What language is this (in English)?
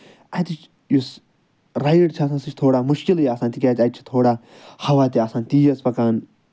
Kashmiri